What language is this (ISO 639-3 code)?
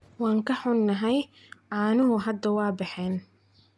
som